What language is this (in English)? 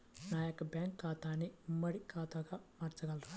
Telugu